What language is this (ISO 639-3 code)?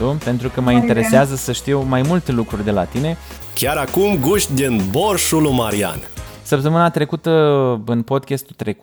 ron